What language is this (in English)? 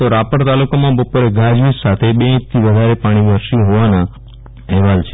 Gujarati